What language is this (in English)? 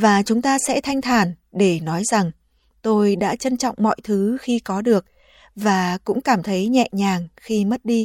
Vietnamese